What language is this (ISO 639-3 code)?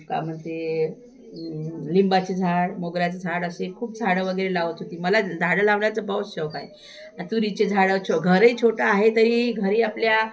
mar